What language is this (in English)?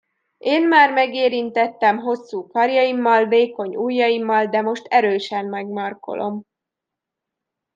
Hungarian